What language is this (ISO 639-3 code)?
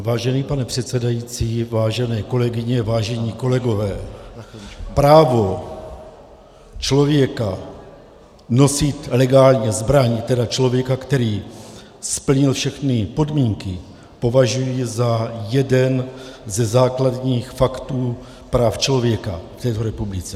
ces